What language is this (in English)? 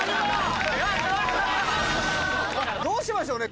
Japanese